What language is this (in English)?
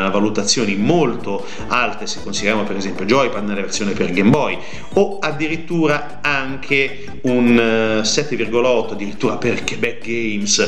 Italian